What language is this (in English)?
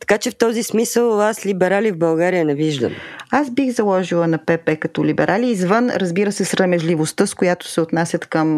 Bulgarian